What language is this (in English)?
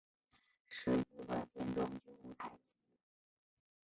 Chinese